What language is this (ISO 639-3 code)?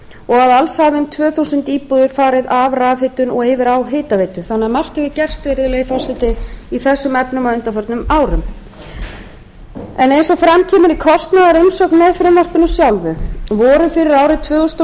isl